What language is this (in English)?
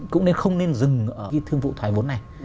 Vietnamese